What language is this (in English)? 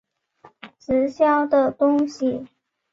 Chinese